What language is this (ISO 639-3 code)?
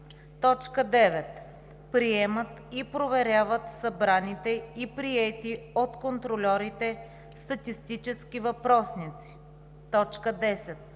bul